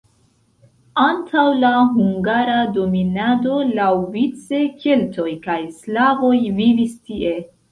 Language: Esperanto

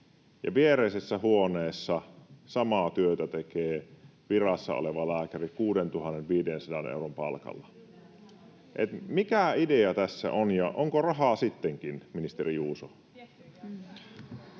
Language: Finnish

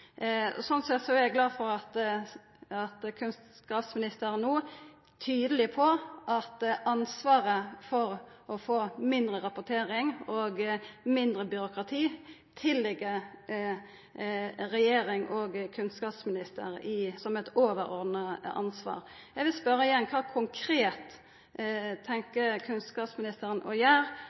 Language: Norwegian Nynorsk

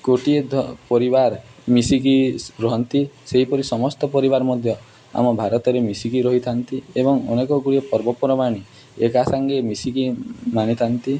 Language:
Odia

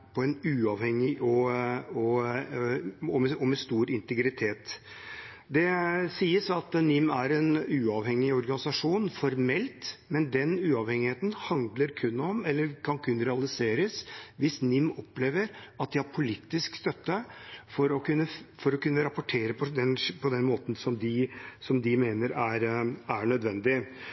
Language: Norwegian Bokmål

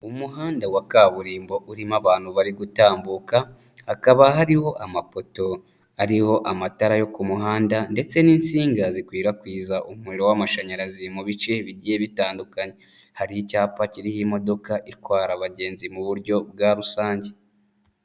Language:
Kinyarwanda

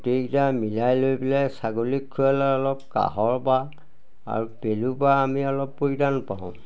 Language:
Assamese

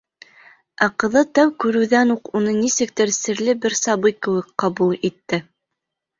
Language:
Bashkir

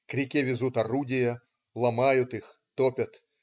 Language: Russian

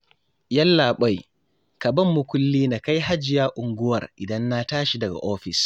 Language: Hausa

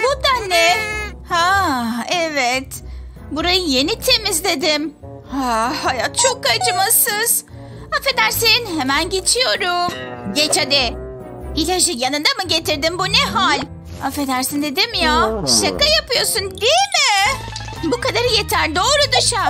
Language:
Turkish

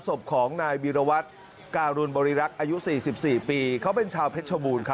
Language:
Thai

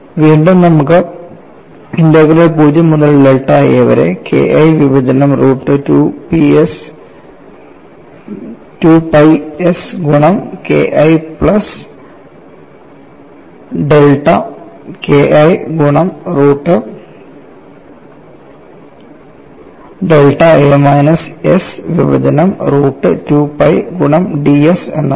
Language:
Malayalam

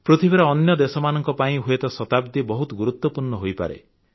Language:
Odia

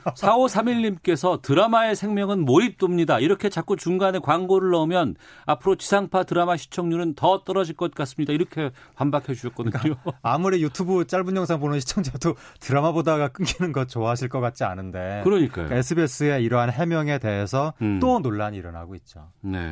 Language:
Korean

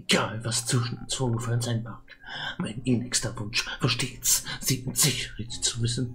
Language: German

